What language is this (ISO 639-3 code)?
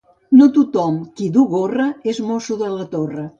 cat